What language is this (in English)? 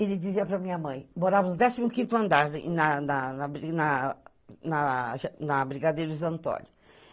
Portuguese